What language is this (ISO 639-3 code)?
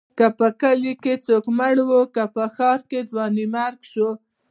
pus